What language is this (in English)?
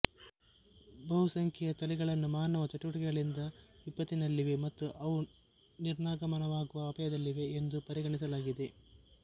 Kannada